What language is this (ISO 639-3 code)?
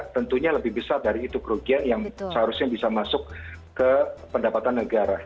ind